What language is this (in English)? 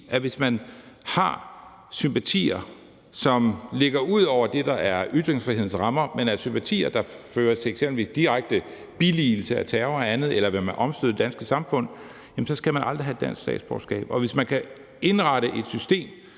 Danish